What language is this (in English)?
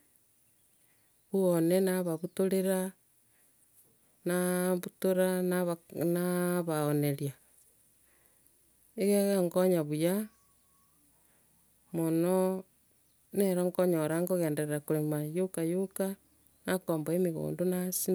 Gusii